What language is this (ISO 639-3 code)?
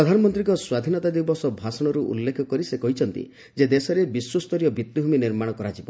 ori